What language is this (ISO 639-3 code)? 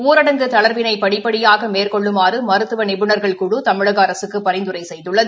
tam